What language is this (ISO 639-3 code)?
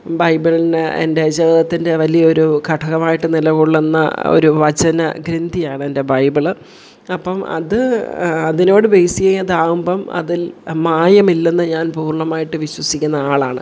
mal